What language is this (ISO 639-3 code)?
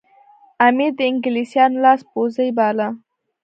pus